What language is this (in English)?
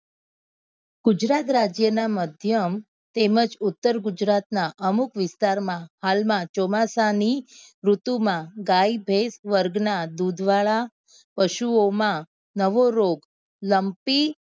Gujarati